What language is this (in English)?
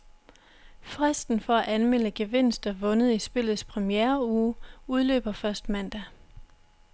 Danish